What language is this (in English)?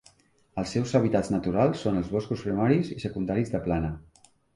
Catalan